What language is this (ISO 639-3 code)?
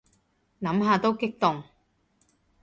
yue